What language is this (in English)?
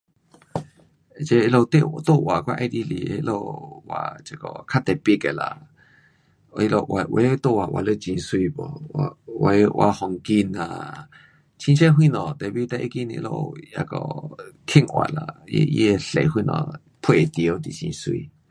Pu-Xian Chinese